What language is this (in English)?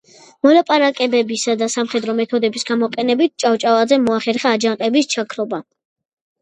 Georgian